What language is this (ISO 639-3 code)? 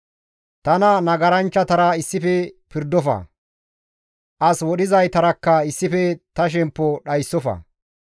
gmv